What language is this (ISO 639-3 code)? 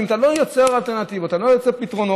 heb